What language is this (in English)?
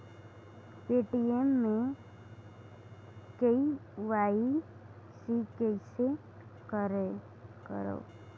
Chhattisgarhi